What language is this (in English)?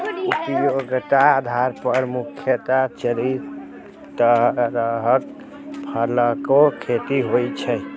Maithili